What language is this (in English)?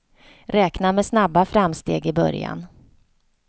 Swedish